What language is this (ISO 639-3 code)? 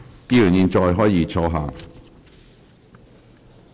yue